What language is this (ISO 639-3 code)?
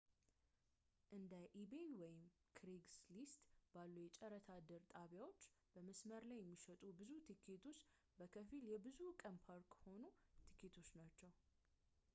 amh